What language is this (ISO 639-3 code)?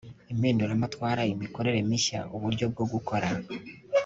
kin